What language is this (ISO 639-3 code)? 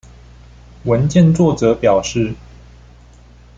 zho